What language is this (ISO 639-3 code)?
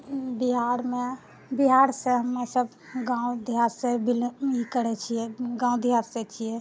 mai